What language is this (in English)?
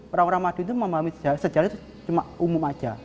Indonesian